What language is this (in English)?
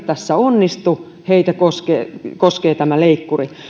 Finnish